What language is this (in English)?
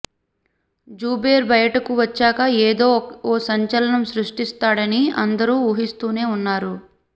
Telugu